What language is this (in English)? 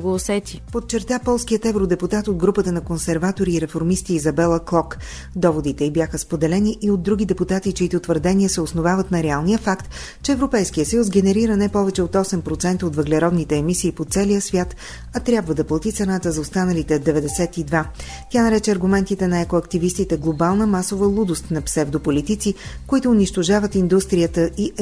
Bulgarian